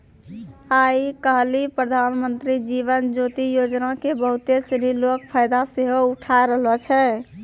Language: Maithili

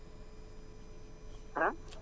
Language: Wolof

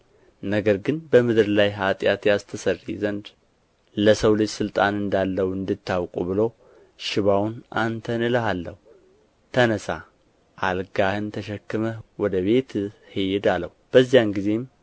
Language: Amharic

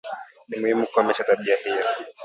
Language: Swahili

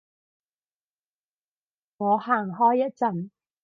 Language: Cantonese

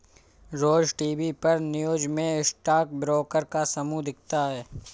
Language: Hindi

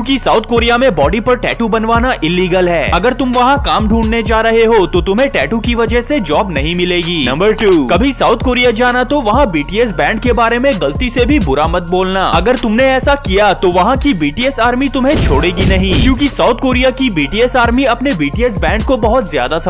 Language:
Hindi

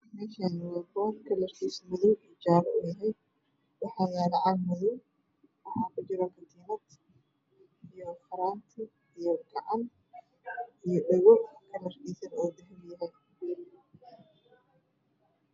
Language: Somali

